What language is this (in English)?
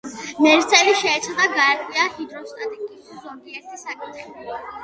Georgian